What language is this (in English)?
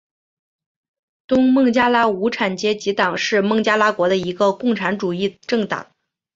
Chinese